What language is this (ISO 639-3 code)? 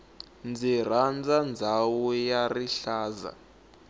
tso